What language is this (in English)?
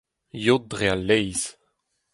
Breton